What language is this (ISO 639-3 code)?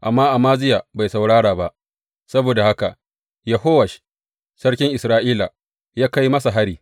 hau